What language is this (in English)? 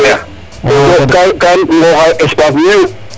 Serer